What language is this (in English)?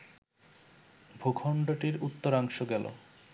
Bangla